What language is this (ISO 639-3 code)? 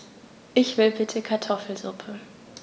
deu